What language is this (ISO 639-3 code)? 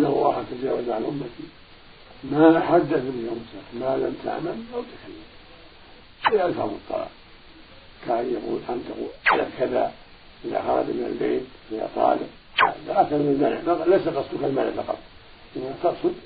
ara